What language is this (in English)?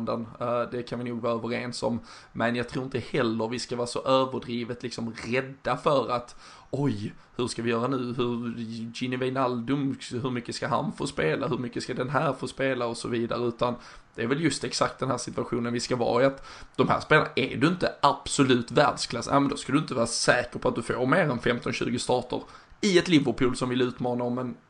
Swedish